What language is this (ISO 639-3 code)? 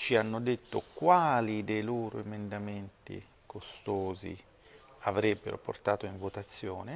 ita